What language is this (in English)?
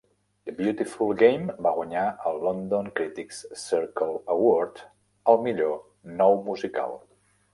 Catalan